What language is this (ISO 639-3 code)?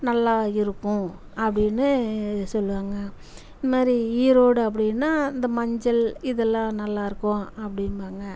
tam